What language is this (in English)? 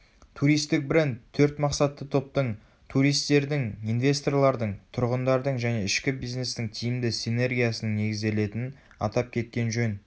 Kazakh